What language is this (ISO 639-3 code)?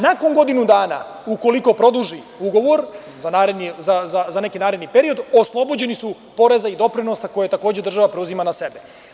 srp